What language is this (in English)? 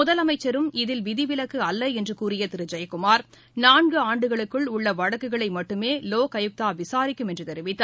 Tamil